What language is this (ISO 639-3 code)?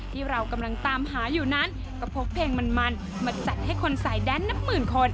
tha